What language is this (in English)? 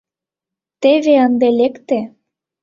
Mari